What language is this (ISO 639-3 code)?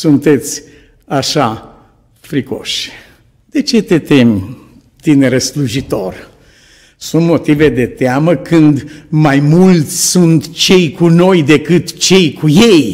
ron